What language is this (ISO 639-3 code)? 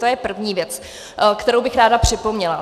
ces